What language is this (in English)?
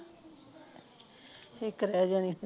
Punjabi